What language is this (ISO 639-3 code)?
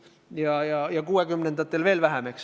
est